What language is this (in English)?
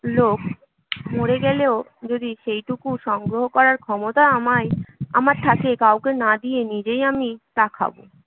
Bangla